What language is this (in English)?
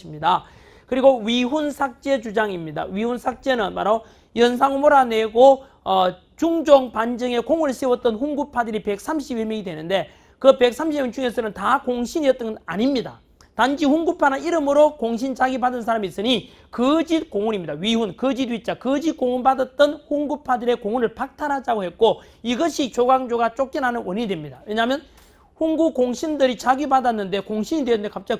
Korean